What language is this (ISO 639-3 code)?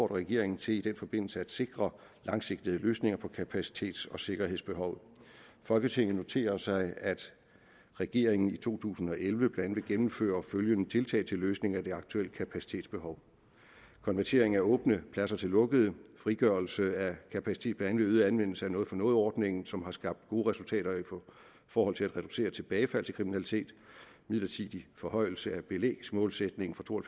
dan